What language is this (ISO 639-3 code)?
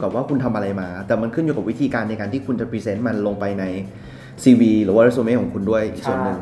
tha